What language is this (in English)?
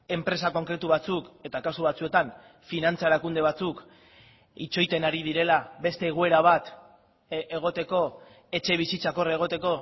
Basque